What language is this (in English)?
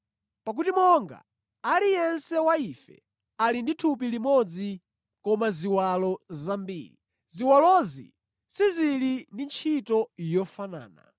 Nyanja